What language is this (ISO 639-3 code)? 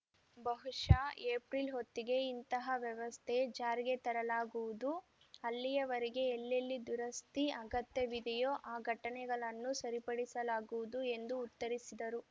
kan